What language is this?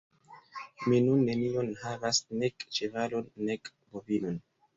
Esperanto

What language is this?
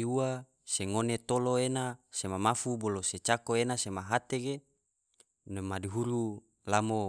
Tidore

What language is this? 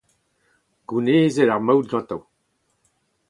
Breton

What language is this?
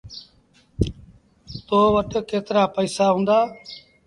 Sindhi Bhil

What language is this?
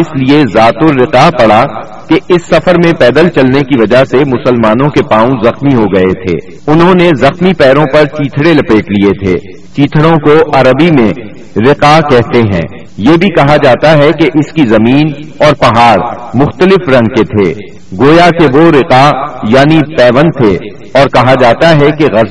Urdu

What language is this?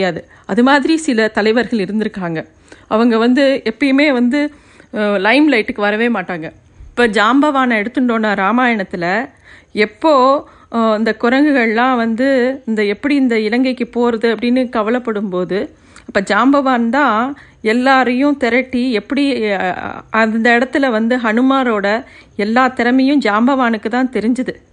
Tamil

